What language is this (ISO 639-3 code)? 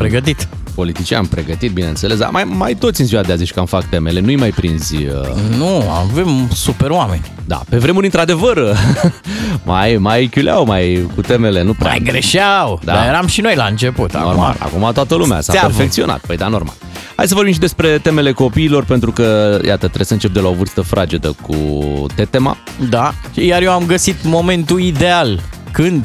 ron